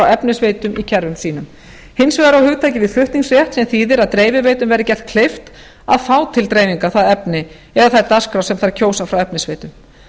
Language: Icelandic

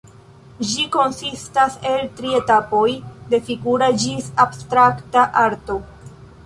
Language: Esperanto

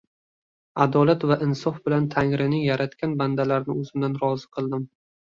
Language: Uzbek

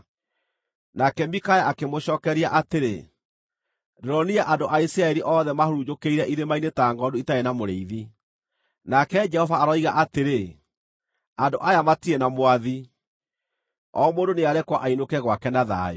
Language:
Kikuyu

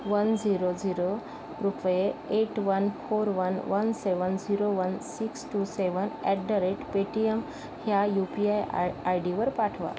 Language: Marathi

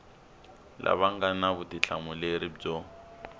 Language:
Tsonga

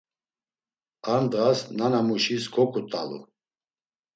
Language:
Laz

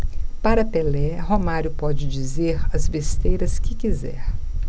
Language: Portuguese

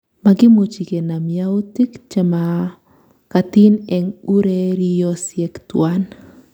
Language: Kalenjin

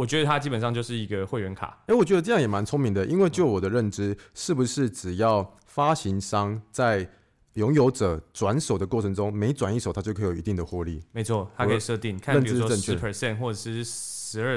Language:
Chinese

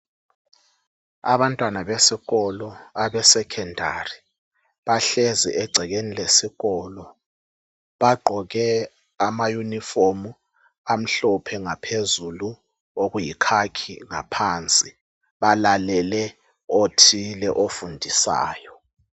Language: North Ndebele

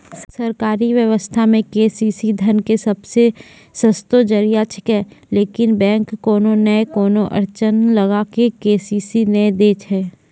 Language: Maithili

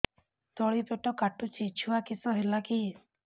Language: Odia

